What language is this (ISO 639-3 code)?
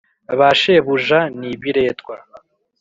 kin